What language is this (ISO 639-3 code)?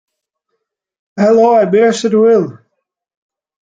cym